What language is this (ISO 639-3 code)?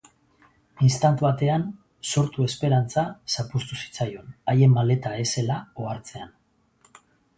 eus